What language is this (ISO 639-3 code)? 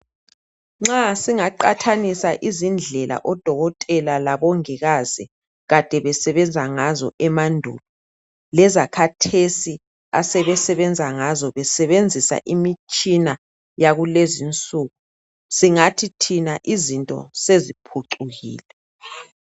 nde